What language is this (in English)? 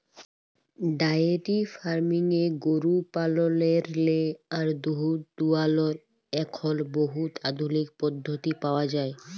Bangla